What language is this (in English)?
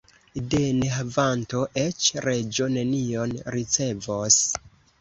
Esperanto